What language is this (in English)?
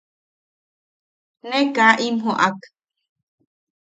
Yaqui